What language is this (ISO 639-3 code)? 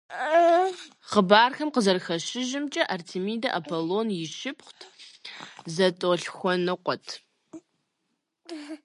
kbd